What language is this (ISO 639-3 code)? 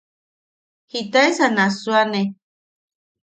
yaq